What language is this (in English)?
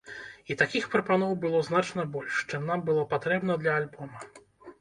Belarusian